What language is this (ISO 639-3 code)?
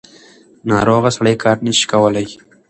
pus